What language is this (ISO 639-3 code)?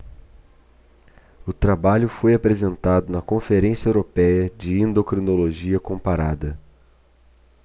por